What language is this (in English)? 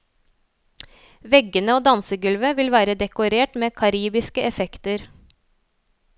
Norwegian